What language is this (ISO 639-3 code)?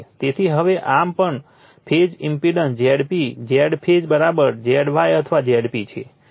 guj